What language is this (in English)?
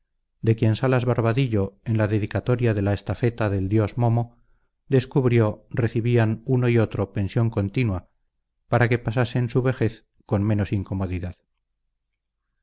Spanish